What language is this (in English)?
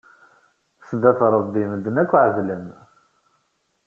Kabyle